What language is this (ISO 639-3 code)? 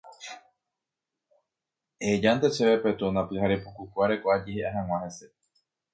grn